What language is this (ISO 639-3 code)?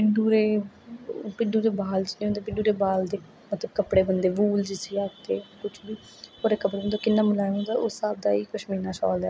doi